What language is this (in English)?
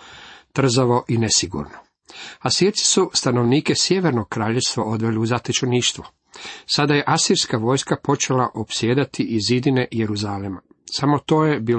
Croatian